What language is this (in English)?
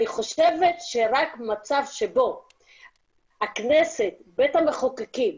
Hebrew